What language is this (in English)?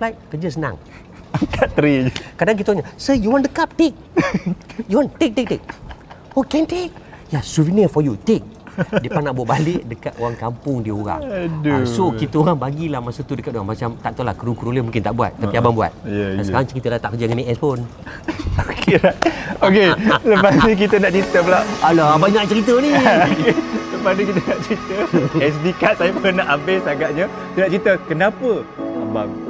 Malay